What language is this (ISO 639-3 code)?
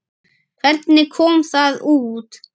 isl